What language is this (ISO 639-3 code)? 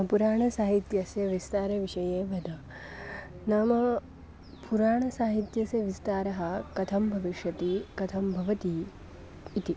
san